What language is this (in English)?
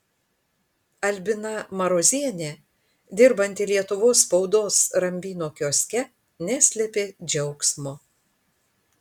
Lithuanian